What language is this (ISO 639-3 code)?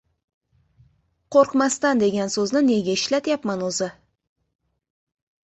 uzb